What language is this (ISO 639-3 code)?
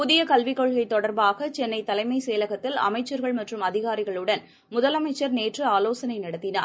tam